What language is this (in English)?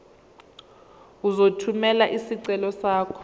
Zulu